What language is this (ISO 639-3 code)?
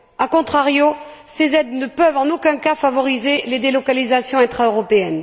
fra